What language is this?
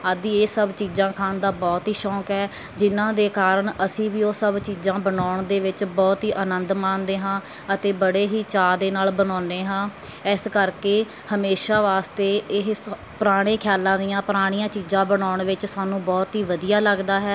Punjabi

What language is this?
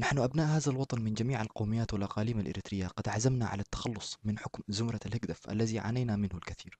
Arabic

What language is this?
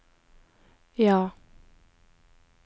Norwegian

